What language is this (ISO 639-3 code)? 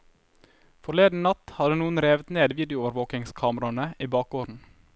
nor